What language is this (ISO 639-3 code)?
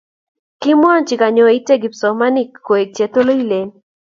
kln